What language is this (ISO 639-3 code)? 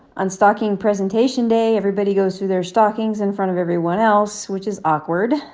eng